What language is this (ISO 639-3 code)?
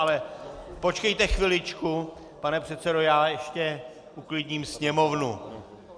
ces